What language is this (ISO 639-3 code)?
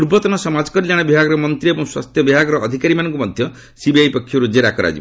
ori